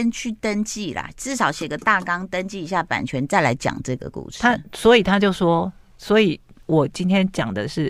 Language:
Chinese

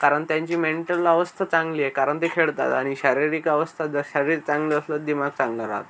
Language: Marathi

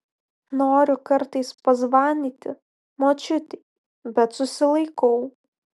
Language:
Lithuanian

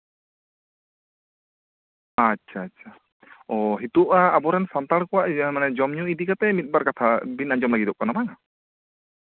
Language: Santali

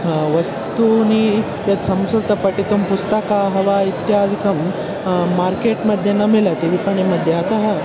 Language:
Sanskrit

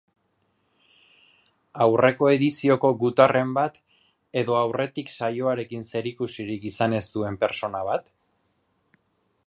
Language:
Basque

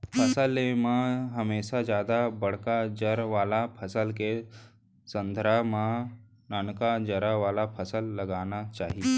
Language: Chhattisgarhi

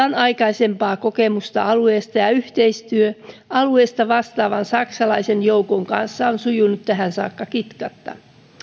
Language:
Finnish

